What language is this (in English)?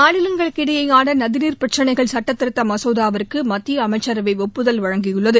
Tamil